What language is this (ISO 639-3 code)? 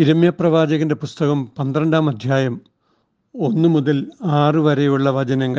mal